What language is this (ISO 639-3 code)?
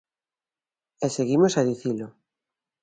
glg